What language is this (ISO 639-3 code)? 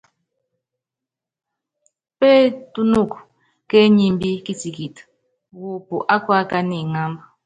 yav